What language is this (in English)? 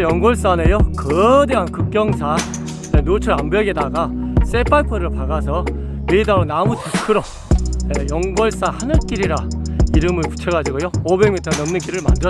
Korean